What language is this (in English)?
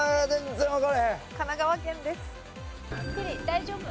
Japanese